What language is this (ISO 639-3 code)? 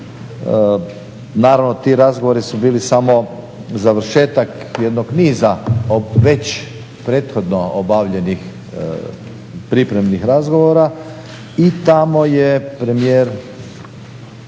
hrv